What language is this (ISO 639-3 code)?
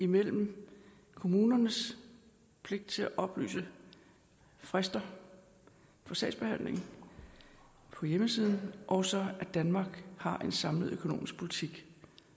dan